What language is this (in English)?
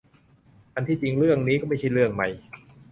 Thai